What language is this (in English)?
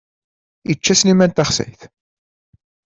Kabyle